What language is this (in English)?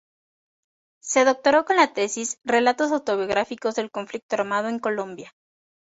Spanish